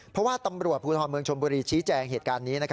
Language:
Thai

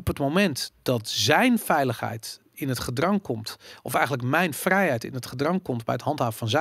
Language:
Dutch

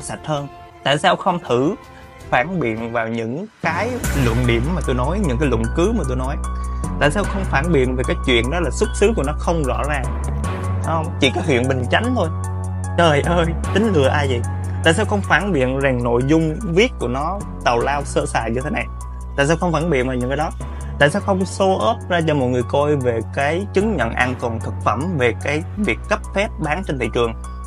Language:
Vietnamese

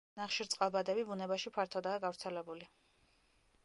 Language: Georgian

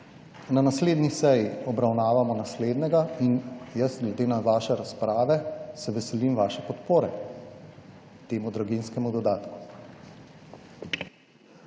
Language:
Slovenian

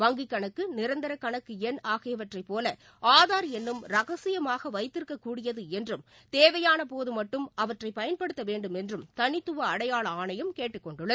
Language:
Tamil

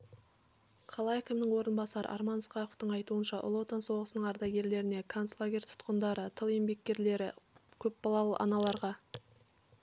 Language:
Kazakh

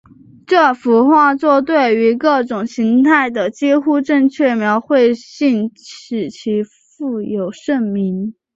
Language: Chinese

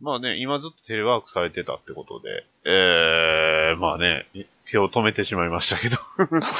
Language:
Japanese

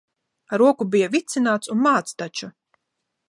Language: Latvian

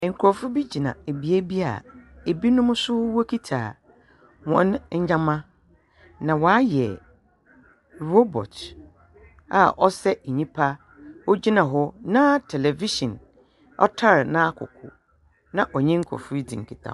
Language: Akan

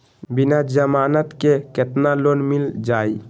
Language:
Magahi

